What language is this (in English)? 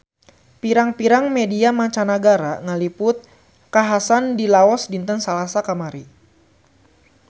Sundanese